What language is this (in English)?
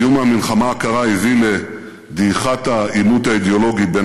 Hebrew